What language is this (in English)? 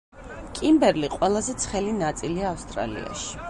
Georgian